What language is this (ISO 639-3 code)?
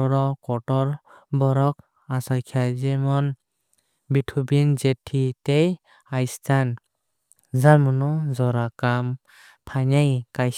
trp